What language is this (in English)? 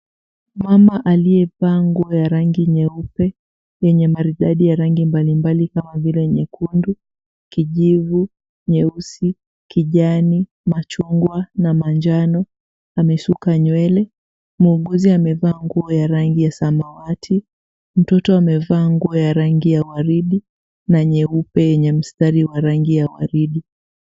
Swahili